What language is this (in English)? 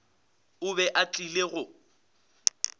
Northern Sotho